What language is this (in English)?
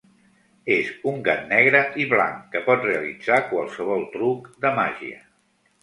Catalan